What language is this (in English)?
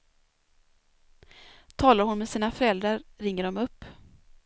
Swedish